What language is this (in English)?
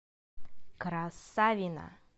Russian